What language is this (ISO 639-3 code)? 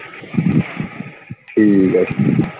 pan